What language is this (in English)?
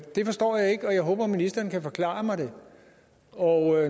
Danish